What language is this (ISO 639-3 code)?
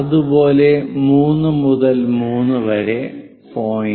mal